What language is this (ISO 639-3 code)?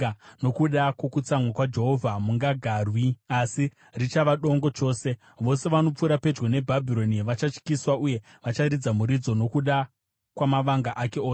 sna